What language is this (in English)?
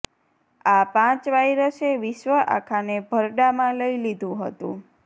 Gujarati